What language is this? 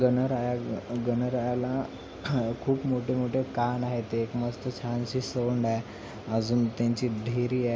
Marathi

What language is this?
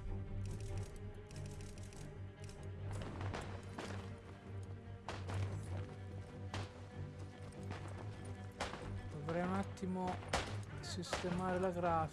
Italian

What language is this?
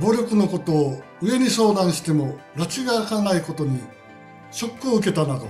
Japanese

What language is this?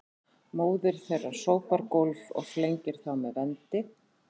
Icelandic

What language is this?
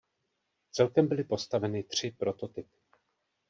Czech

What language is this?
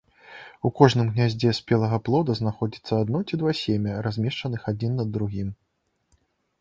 Belarusian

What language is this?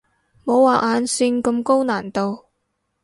Cantonese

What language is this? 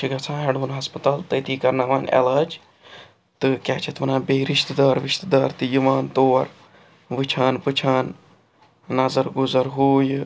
Kashmiri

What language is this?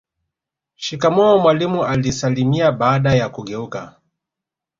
Swahili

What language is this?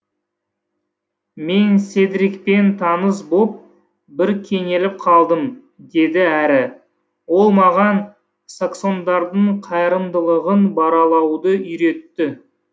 Kazakh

